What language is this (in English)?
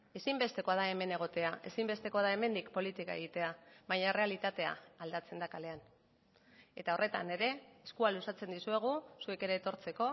Basque